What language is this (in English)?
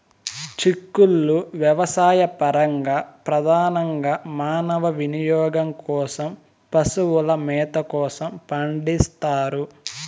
Telugu